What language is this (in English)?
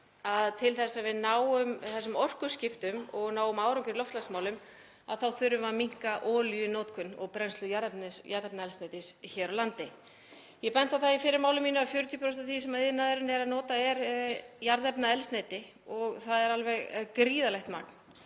Icelandic